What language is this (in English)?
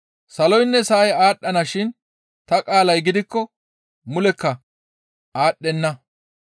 Gamo